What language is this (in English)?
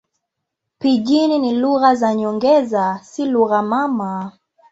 Swahili